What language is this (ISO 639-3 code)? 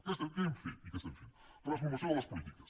cat